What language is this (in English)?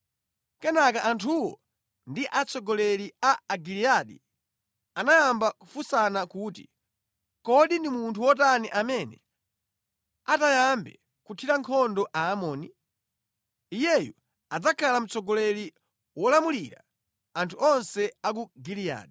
Nyanja